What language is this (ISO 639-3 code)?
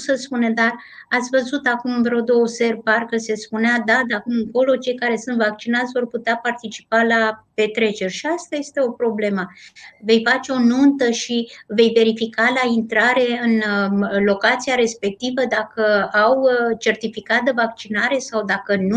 ron